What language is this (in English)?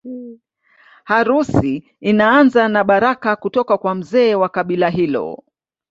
Swahili